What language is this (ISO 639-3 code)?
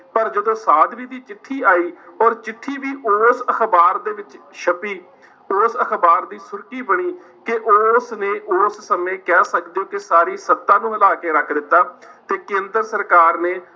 pan